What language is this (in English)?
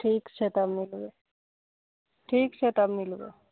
Maithili